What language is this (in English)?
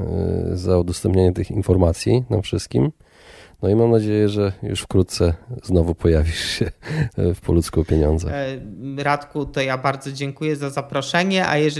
Polish